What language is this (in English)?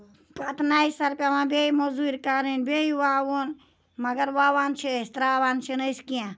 Kashmiri